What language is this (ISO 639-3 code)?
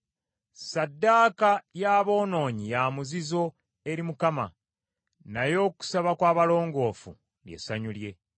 lug